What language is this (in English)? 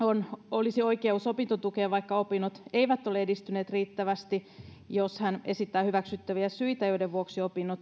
Finnish